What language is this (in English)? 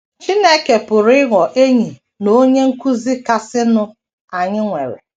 Igbo